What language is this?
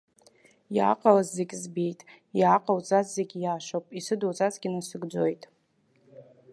Abkhazian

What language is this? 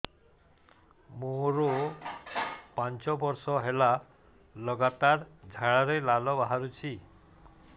Odia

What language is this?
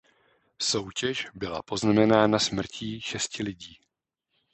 Czech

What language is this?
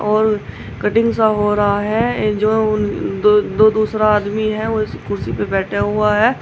Hindi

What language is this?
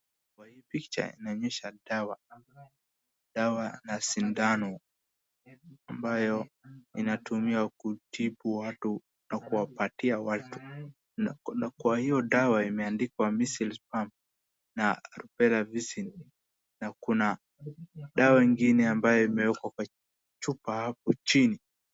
Swahili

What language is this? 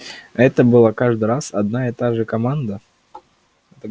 Russian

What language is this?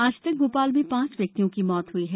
Hindi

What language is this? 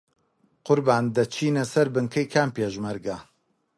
Central Kurdish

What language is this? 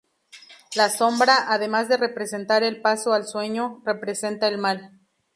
Spanish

